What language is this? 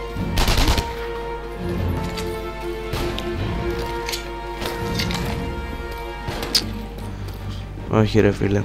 Greek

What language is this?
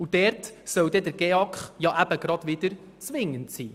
Swiss German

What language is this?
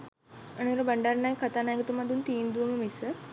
Sinhala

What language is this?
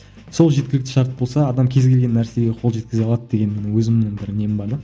Kazakh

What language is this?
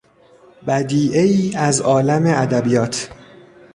Persian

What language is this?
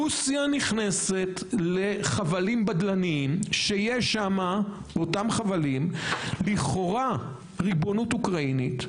Hebrew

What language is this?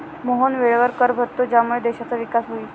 Marathi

